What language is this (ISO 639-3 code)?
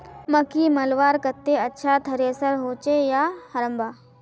mag